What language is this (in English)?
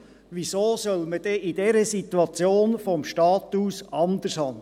Swiss German